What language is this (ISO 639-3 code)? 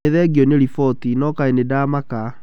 kik